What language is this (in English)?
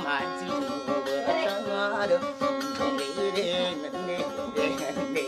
Indonesian